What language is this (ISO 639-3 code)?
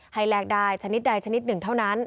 tha